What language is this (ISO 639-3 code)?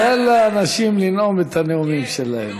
heb